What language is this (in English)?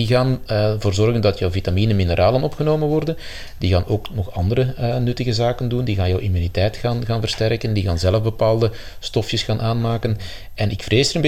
Dutch